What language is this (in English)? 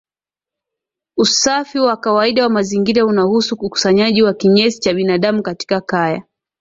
Swahili